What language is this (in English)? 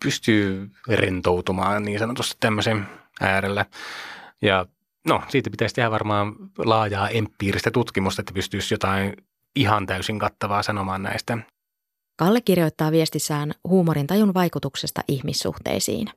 Finnish